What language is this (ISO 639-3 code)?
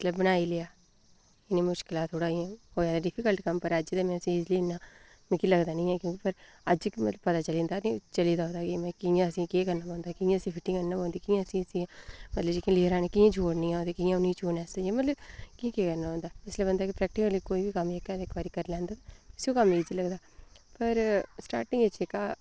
doi